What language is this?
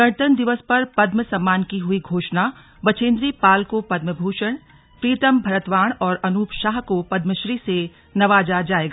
Hindi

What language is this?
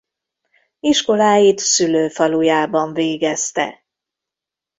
Hungarian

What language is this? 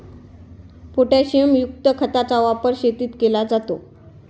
Marathi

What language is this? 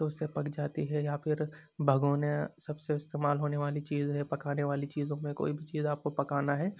Urdu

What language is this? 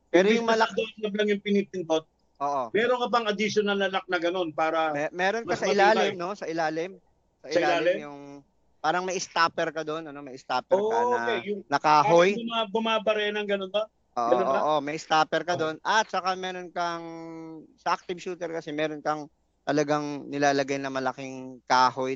Filipino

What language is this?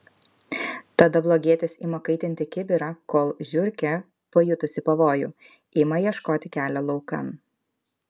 Lithuanian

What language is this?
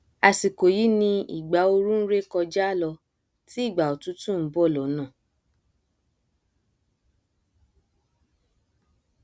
Yoruba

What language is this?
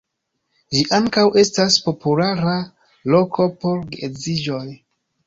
Esperanto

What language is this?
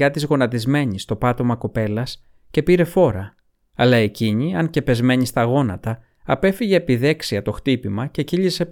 Greek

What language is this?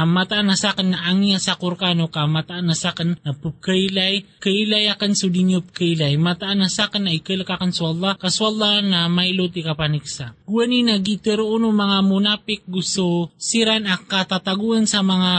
Filipino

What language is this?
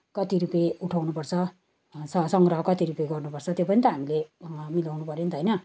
Nepali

